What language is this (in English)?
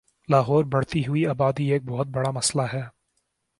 Urdu